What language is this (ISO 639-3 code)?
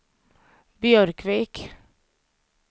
swe